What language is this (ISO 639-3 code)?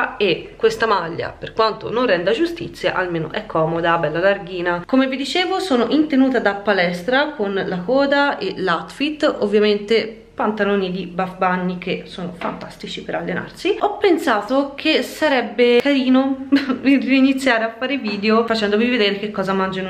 ita